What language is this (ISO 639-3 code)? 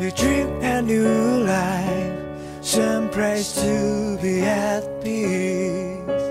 eng